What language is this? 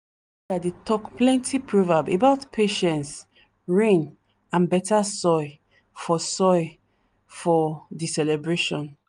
Nigerian Pidgin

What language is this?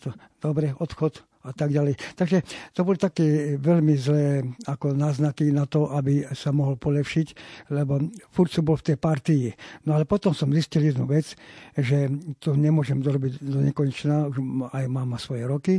Slovak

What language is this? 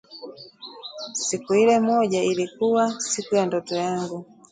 Swahili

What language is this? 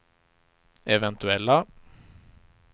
Swedish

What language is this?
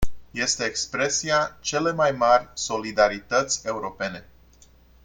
Romanian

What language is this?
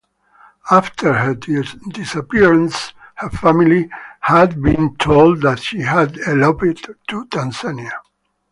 English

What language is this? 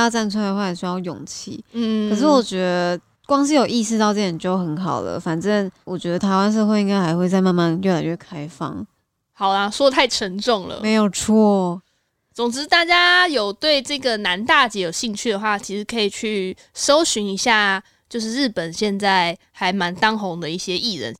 Chinese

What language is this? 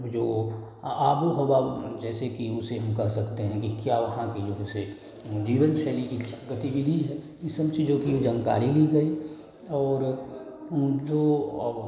Hindi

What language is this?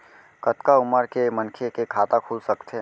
Chhattisgarhi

